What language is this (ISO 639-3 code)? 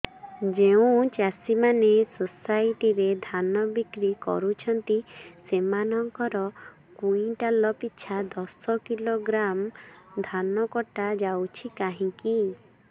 ori